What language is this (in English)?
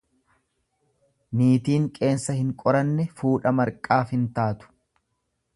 Oromo